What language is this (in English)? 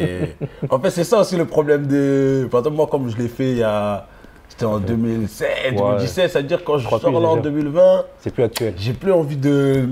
French